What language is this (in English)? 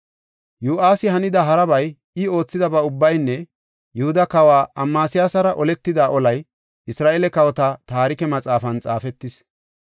Gofa